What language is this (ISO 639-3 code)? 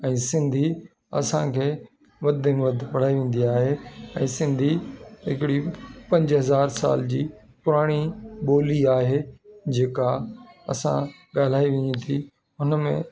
snd